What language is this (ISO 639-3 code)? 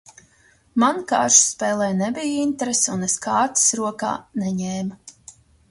lav